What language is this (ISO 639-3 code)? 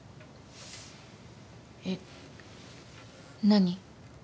jpn